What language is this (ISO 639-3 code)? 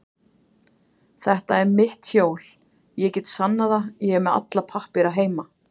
isl